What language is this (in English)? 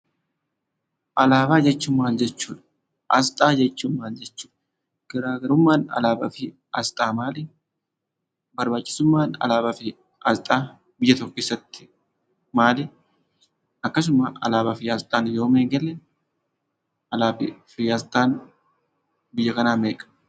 Oromo